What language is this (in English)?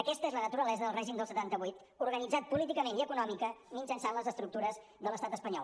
Catalan